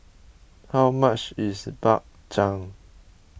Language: English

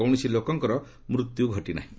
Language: Odia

